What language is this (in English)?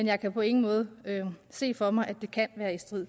Danish